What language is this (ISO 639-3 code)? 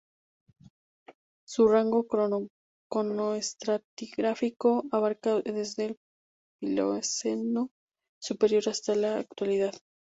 spa